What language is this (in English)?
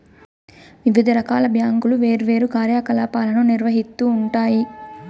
Telugu